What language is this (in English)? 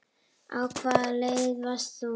Icelandic